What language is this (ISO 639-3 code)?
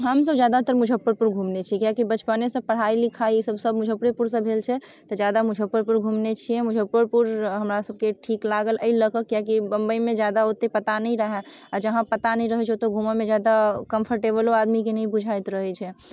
mai